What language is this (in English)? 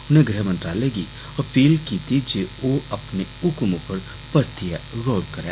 Dogri